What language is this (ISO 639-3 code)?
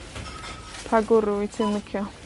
cym